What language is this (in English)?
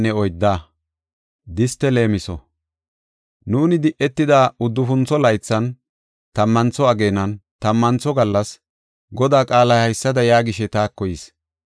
Gofa